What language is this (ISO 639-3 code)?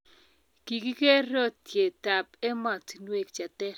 kln